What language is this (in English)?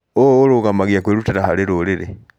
Kikuyu